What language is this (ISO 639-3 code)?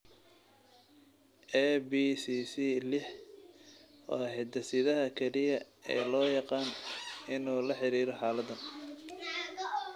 som